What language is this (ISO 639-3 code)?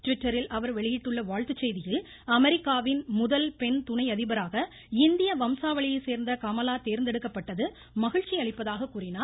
tam